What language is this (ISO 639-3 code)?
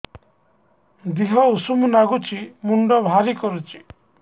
ori